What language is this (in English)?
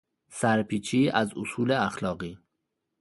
Persian